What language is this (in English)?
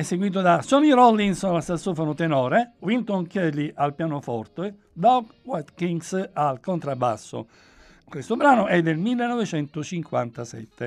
Italian